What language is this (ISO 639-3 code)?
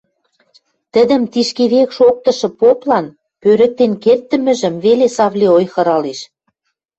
mrj